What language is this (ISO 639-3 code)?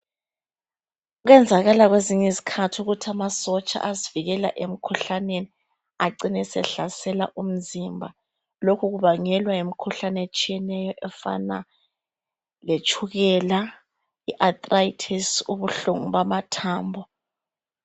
nde